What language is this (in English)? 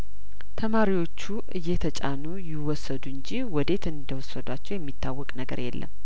Amharic